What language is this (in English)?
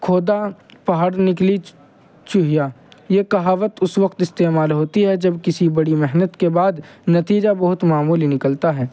Urdu